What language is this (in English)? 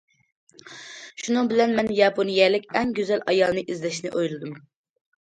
Uyghur